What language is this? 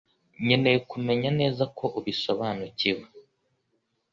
Kinyarwanda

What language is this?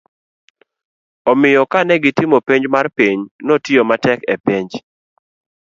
Luo (Kenya and Tanzania)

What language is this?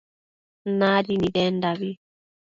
Matsés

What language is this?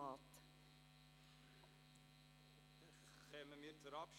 Swiss German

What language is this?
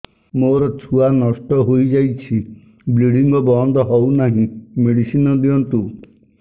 Odia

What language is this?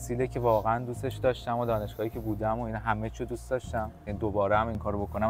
Persian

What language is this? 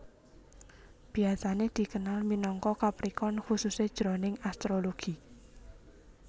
Javanese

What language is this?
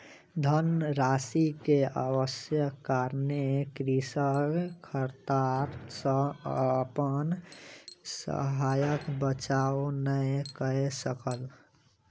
Maithili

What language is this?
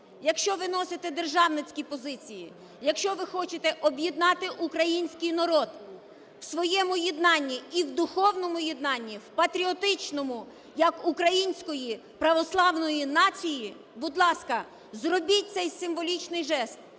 Ukrainian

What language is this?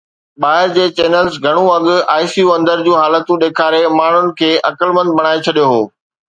Sindhi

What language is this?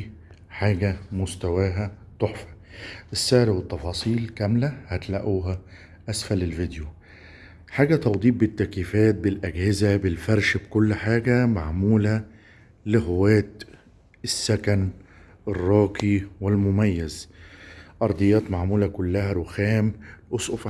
Arabic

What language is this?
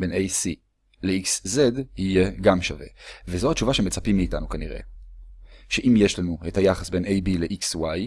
Hebrew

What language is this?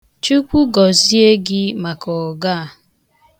Igbo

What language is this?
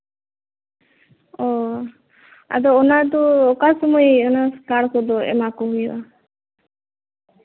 Santali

